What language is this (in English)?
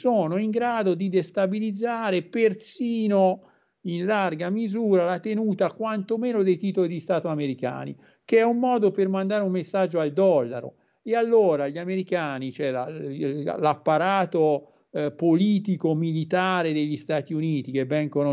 Italian